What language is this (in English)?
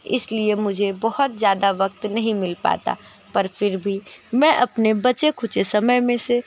Hindi